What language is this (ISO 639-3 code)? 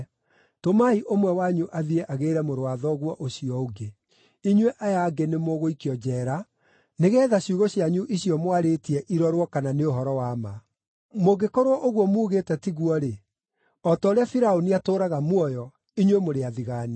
kik